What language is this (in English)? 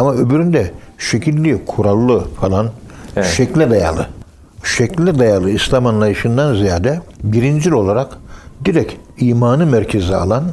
Turkish